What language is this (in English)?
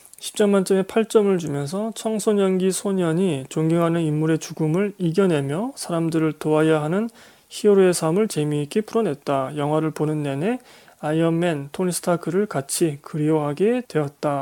Korean